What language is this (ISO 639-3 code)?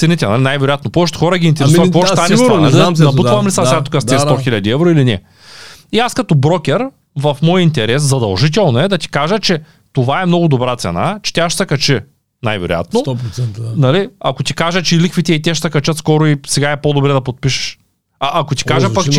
bul